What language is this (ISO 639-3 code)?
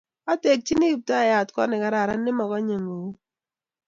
kln